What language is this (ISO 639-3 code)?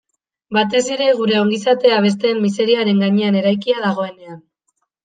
eus